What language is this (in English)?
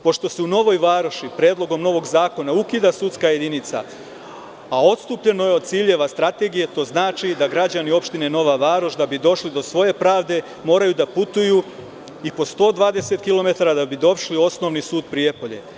Serbian